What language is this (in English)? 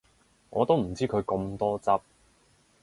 Cantonese